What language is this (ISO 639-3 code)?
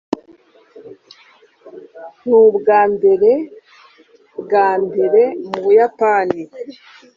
kin